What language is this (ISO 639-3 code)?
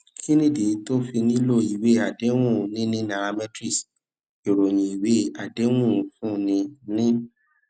yor